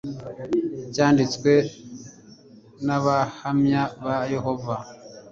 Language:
Kinyarwanda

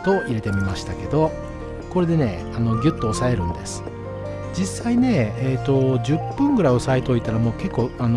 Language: Japanese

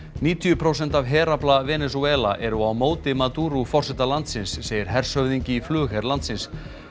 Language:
Icelandic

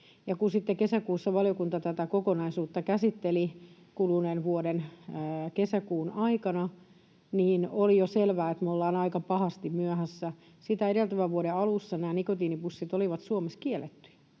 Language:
Finnish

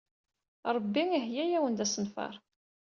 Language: Kabyle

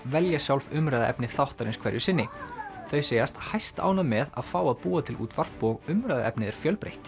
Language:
Icelandic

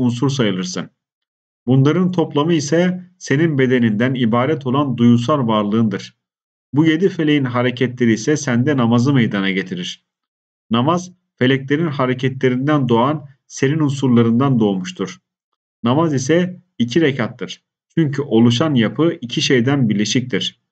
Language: Turkish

